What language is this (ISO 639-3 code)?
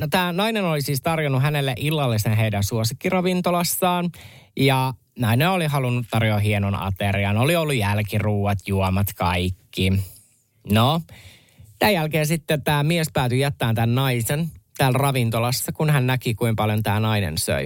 fin